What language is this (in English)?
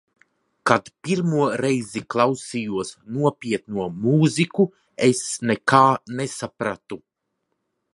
Latvian